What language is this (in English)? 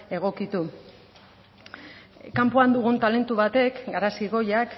Basque